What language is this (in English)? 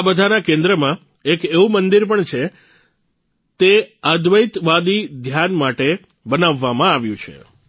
Gujarati